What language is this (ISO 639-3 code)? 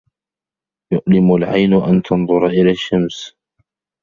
ara